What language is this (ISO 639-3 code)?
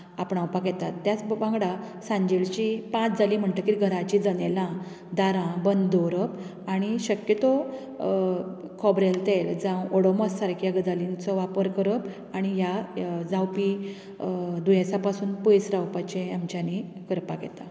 kok